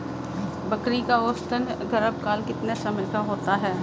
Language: Hindi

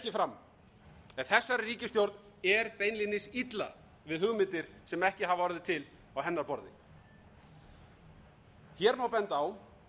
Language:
Icelandic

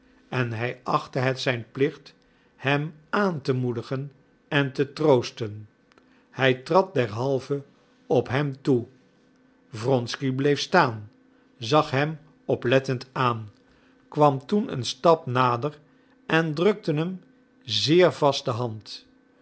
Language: Dutch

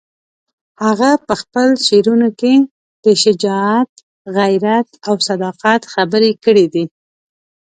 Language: Pashto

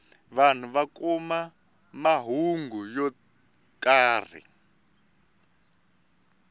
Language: Tsonga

